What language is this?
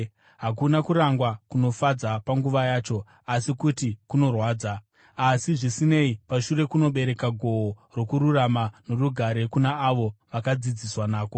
Shona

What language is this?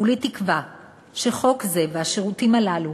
Hebrew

